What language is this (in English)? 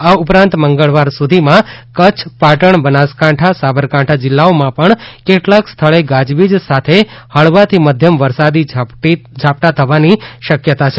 Gujarati